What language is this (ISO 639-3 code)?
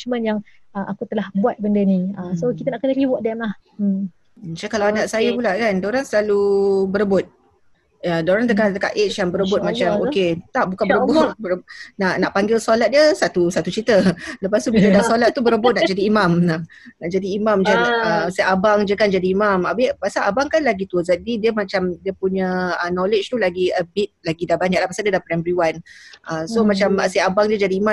msa